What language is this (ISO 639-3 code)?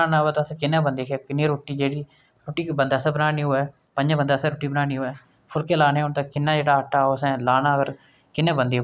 doi